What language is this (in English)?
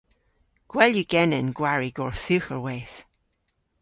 Cornish